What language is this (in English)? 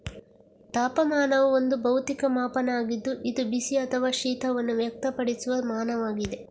Kannada